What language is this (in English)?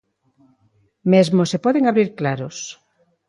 Galician